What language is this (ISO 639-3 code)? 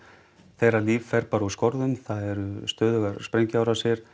isl